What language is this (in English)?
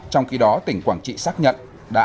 Vietnamese